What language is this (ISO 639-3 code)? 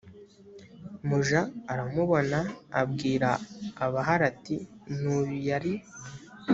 kin